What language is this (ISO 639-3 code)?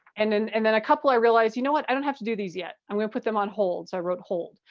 eng